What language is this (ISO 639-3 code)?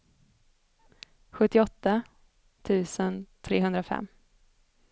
swe